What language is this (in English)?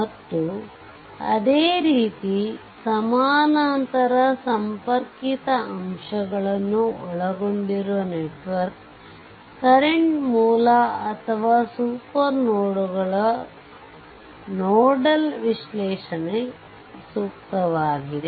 Kannada